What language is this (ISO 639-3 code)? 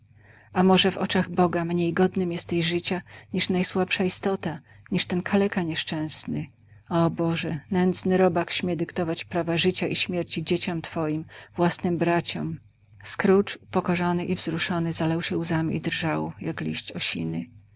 pol